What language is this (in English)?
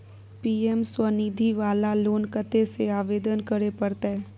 Maithili